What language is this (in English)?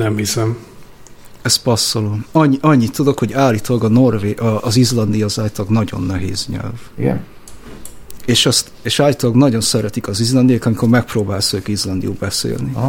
Hungarian